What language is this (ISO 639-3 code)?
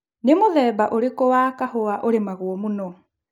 kik